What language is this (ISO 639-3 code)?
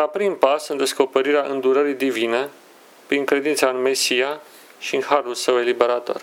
ron